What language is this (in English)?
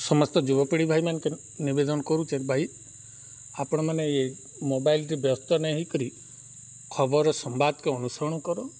Odia